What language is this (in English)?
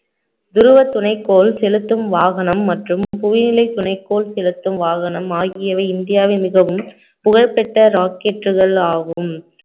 Tamil